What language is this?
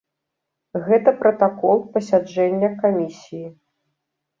Belarusian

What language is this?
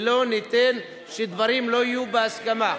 Hebrew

